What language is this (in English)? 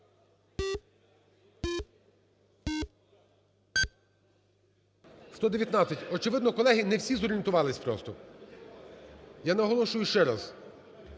Ukrainian